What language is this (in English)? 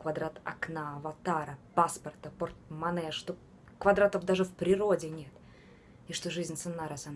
Russian